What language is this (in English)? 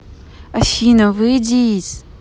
Russian